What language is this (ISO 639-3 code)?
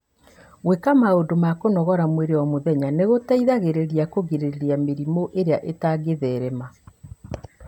kik